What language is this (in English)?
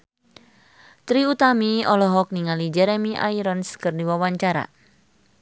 Sundanese